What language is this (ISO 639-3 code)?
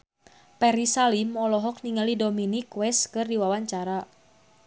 sun